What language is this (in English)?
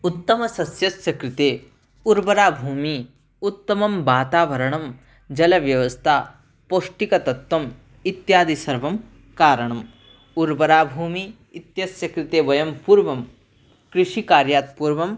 Sanskrit